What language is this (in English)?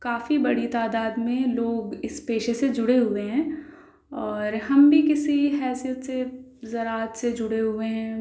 Urdu